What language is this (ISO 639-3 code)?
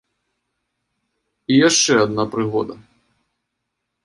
bel